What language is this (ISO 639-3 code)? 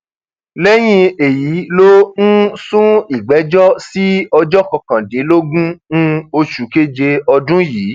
yor